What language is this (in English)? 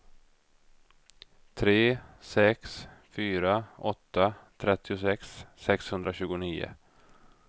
Swedish